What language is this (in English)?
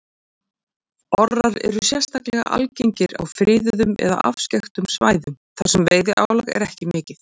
Icelandic